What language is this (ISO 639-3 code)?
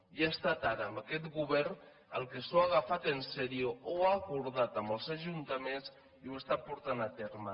cat